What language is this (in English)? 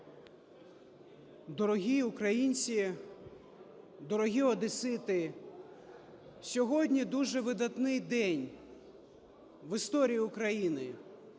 Ukrainian